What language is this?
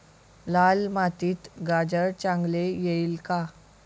Marathi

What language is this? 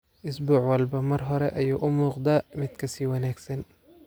Somali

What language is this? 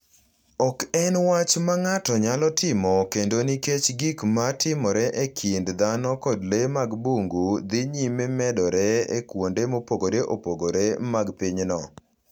Luo (Kenya and Tanzania)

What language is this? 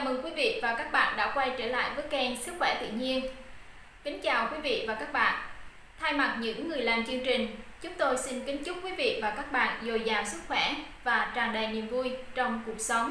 Vietnamese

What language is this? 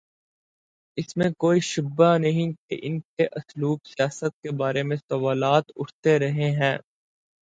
Urdu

